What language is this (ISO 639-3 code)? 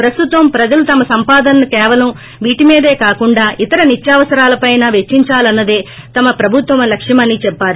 tel